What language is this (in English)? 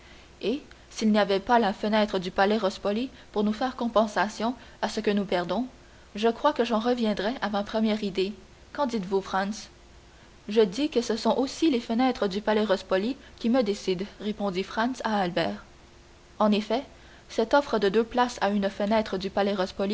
French